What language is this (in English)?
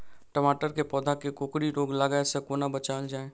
Maithili